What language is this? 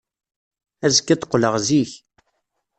Kabyle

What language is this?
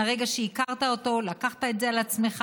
Hebrew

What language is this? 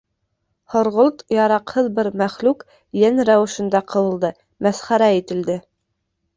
Bashkir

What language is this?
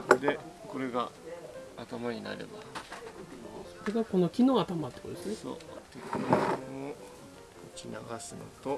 Japanese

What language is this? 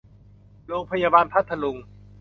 Thai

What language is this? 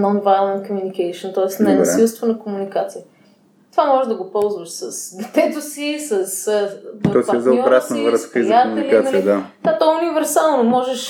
Bulgarian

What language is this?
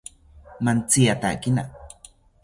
South Ucayali Ashéninka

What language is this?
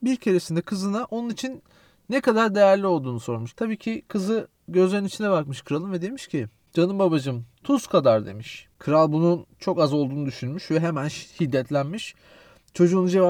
Turkish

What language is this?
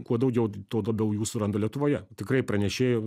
Lithuanian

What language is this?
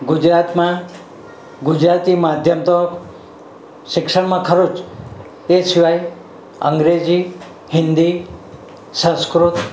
Gujarati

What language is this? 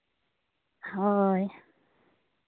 Santali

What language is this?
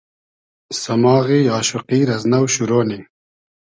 Hazaragi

